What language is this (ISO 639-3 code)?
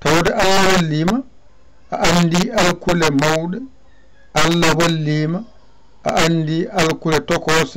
nld